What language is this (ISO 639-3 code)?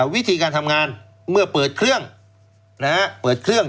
tha